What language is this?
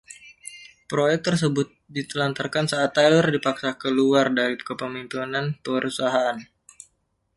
Indonesian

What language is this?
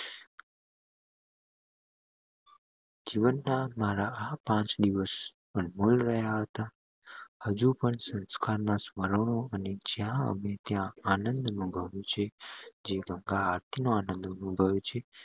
Gujarati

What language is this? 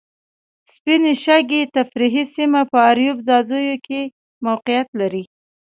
Pashto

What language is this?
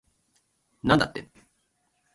Japanese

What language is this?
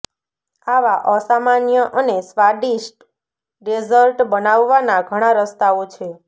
Gujarati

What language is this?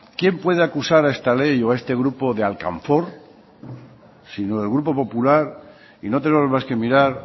Spanish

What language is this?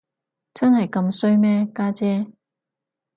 Cantonese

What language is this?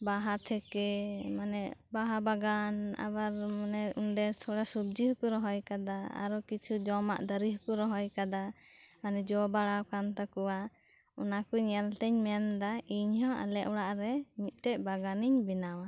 Santali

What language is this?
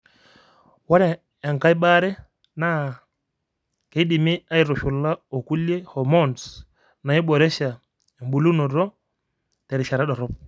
Masai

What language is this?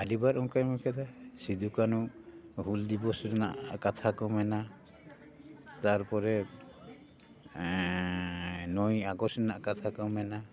Santali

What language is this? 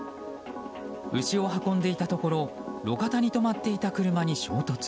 Japanese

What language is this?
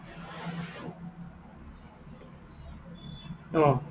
Assamese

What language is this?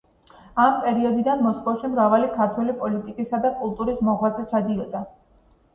Georgian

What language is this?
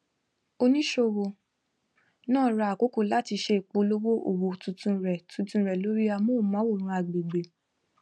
Yoruba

